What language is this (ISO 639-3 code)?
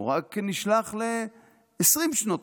heb